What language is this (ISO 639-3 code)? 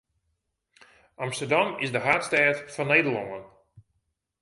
fry